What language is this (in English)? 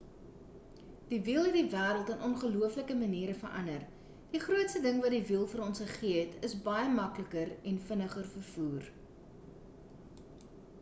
Afrikaans